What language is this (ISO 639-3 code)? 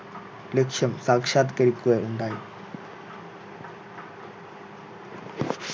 mal